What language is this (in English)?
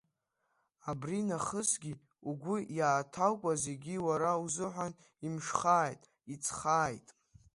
Abkhazian